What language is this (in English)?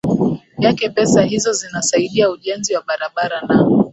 Swahili